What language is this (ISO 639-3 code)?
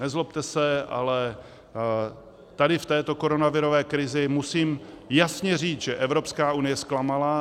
ces